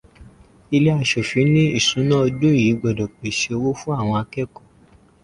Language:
Yoruba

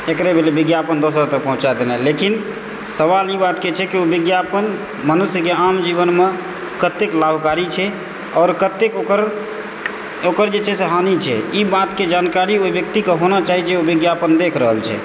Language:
Maithili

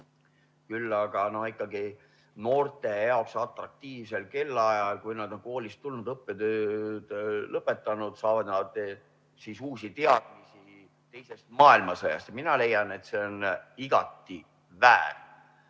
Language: Estonian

